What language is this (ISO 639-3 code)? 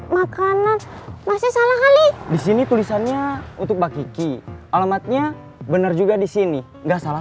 ind